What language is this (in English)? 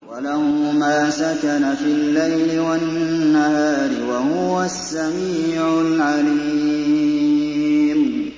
Arabic